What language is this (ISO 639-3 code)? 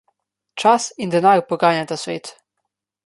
slv